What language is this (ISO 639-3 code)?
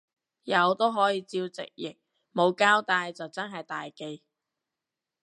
yue